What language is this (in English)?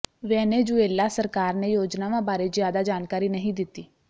Punjabi